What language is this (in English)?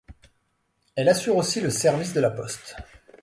French